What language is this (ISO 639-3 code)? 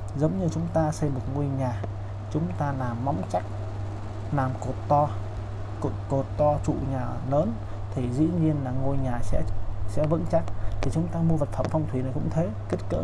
vie